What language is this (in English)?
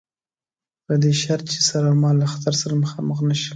Pashto